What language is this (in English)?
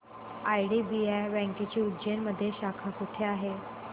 Marathi